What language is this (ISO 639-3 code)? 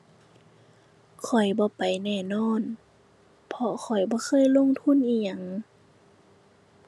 tha